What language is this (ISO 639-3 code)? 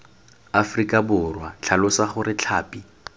tsn